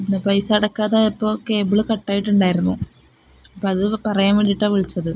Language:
Malayalam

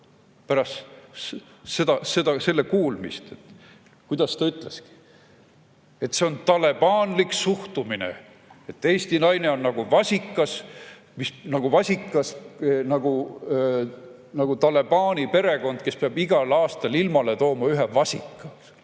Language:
Estonian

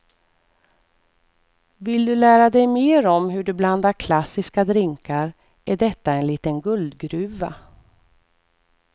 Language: Swedish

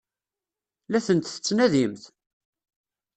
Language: Kabyle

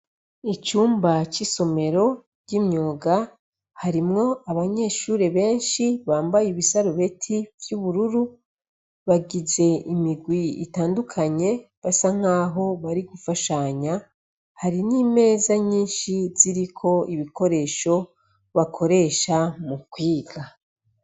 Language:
Rundi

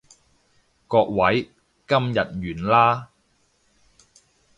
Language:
Cantonese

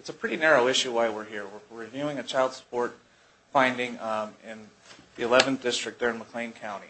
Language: English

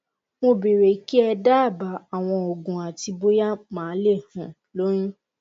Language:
Yoruba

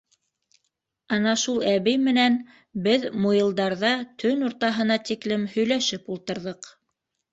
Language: Bashkir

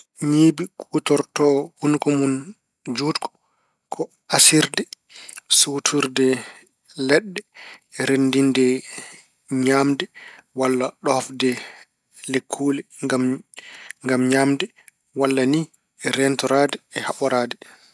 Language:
Fula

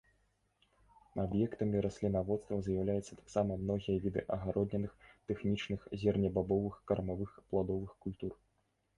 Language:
Belarusian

